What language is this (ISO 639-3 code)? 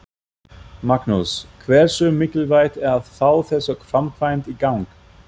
isl